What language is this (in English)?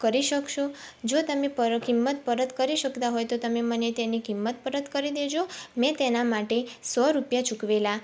Gujarati